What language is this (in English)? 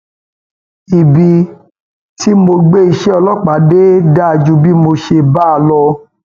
Yoruba